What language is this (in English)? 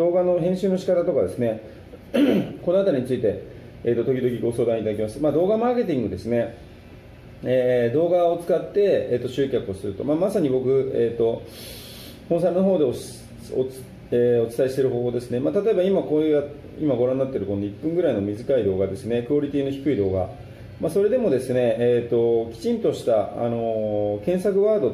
Japanese